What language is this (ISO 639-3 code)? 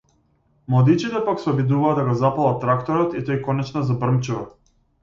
mkd